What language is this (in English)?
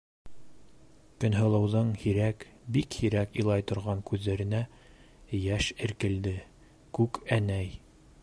Bashkir